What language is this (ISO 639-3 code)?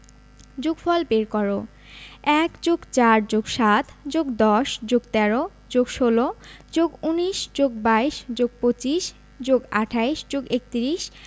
ben